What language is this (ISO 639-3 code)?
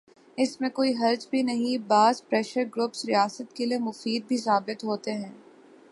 urd